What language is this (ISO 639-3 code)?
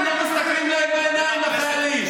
heb